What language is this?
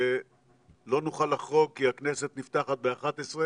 Hebrew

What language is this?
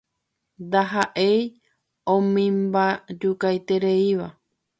Guarani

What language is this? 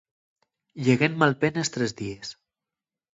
Asturian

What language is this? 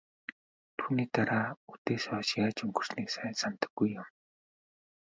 Mongolian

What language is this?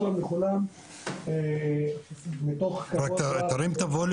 Hebrew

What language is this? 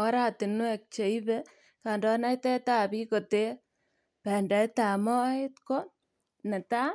Kalenjin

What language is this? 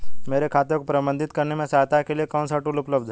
Hindi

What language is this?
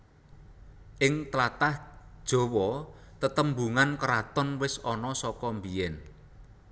Javanese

